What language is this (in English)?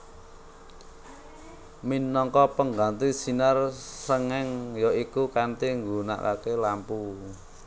Javanese